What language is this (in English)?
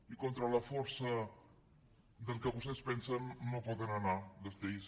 Catalan